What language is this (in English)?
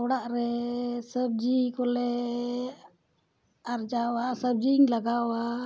Santali